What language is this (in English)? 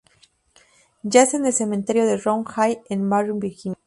Spanish